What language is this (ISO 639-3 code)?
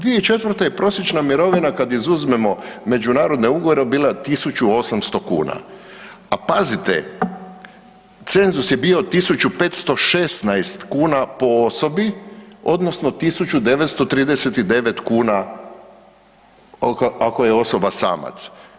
hrv